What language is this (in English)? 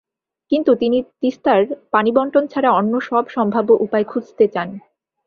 Bangla